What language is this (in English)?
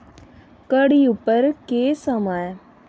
Dogri